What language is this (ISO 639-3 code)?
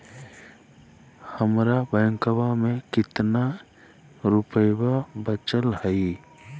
mag